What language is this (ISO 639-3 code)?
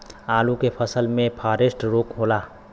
bho